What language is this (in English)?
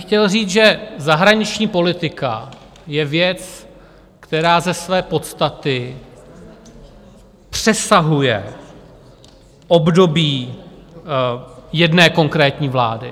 Czech